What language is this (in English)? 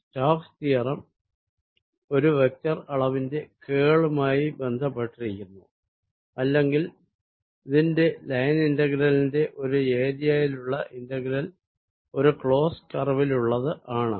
Malayalam